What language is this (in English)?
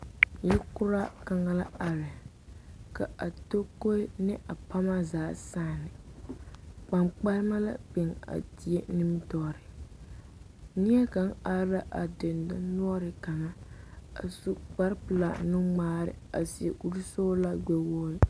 Southern Dagaare